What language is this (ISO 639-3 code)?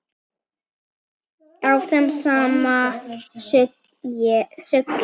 isl